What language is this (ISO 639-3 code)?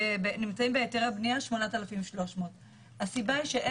heb